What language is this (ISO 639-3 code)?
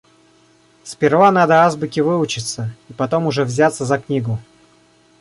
rus